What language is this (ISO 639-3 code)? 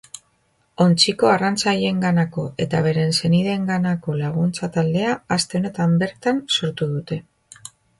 eus